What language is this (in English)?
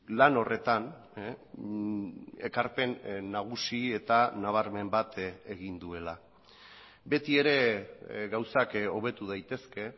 Basque